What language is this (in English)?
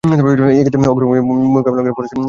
Bangla